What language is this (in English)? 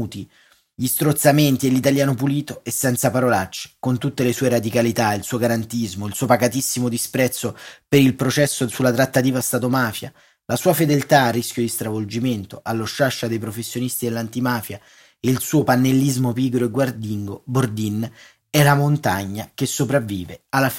Italian